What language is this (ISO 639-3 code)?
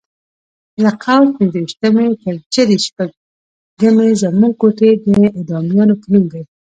pus